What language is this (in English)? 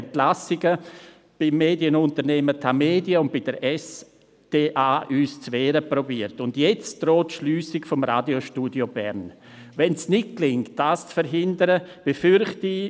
Swiss German